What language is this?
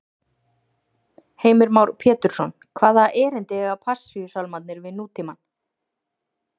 Icelandic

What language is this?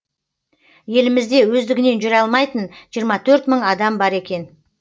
Kazakh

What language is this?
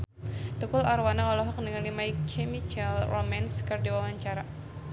Sundanese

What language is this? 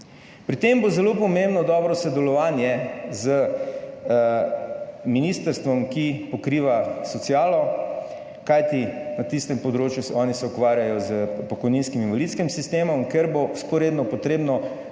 Slovenian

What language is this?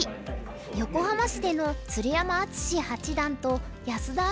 Japanese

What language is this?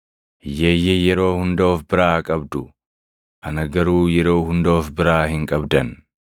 Oromo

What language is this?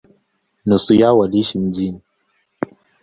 Swahili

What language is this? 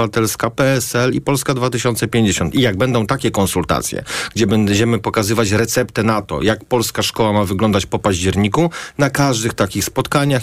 Polish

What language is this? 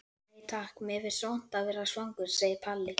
Icelandic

